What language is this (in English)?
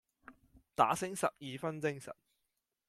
Cantonese